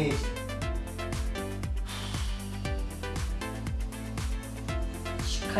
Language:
Japanese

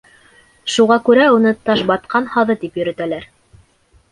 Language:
Bashkir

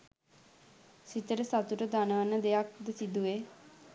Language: Sinhala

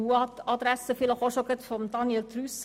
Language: Swiss German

